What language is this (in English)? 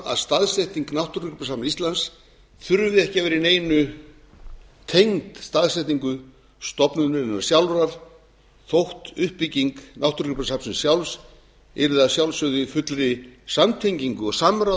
Icelandic